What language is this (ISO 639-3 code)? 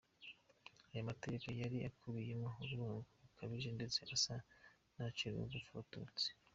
kin